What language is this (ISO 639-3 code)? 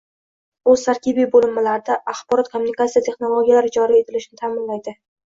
uzb